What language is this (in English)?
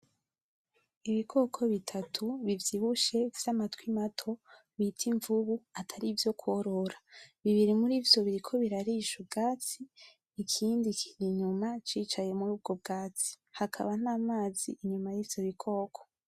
Rundi